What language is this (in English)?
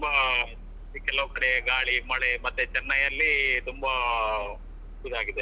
Kannada